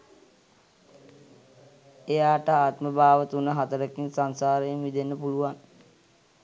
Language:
Sinhala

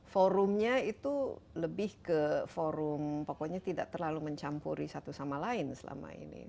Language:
Indonesian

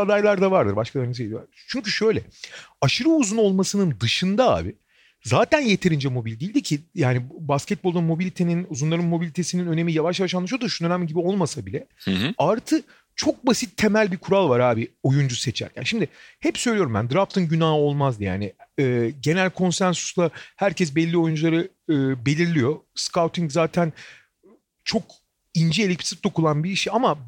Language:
Turkish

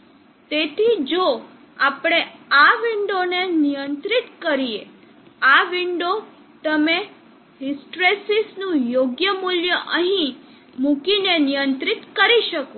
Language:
Gujarati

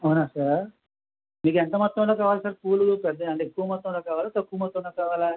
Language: Telugu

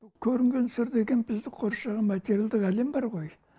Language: Kazakh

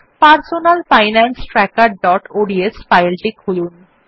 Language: Bangla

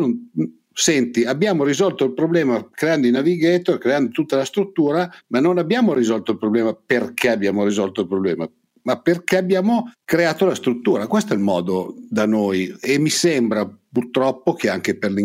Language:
Italian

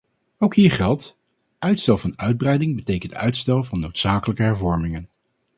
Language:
Dutch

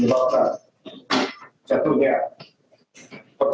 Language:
Indonesian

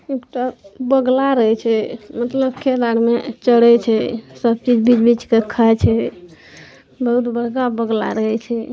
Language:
Maithili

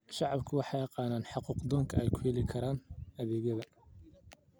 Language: Somali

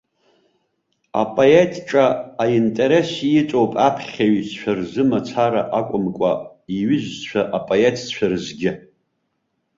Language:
Abkhazian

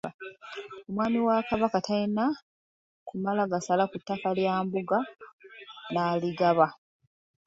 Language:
Ganda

